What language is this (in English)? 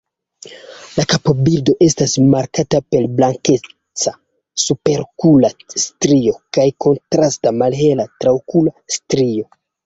Esperanto